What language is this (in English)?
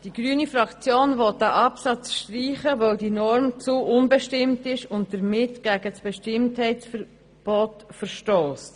Swiss German